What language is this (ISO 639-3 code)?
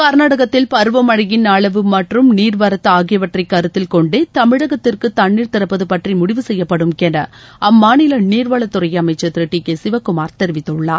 tam